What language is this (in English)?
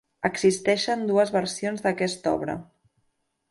Catalan